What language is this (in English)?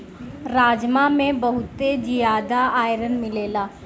Bhojpuri